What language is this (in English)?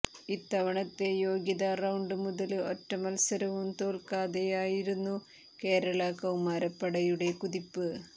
Malayalam